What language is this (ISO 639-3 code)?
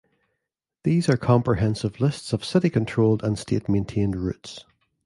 eng